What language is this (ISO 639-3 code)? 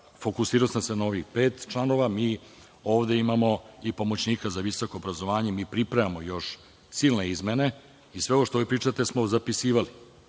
srp